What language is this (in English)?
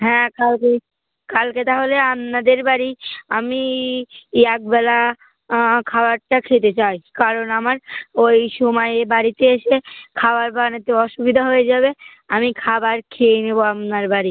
Bangla